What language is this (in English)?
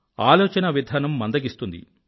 Telugu